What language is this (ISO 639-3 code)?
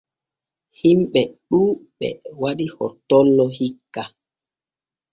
fue